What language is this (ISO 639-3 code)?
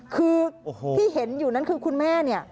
tha